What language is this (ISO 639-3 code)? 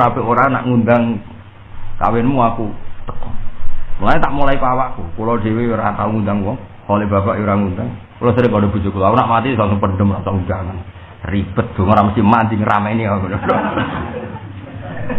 ind